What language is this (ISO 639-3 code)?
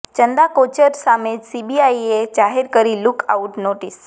guj